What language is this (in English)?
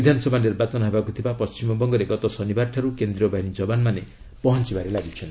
Odia